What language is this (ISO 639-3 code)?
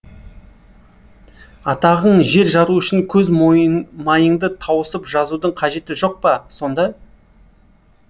kaz